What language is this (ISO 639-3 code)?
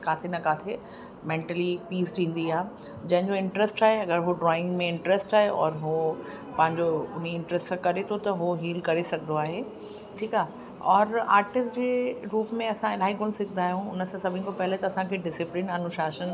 snd